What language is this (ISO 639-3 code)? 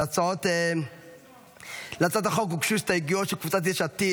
heb